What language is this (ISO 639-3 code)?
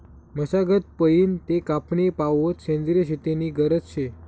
mar